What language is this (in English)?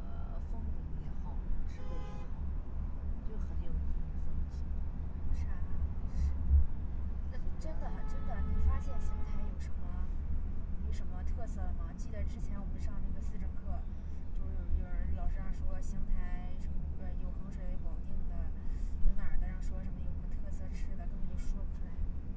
Chinese